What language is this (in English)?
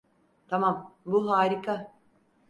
Turkish